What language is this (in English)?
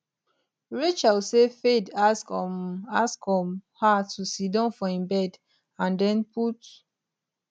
Nigerian Pidgin